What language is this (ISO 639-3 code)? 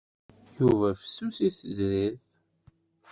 kab